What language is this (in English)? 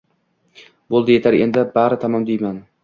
Uzbek